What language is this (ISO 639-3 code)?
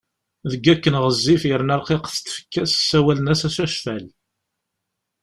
kab